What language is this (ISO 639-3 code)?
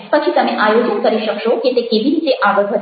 guj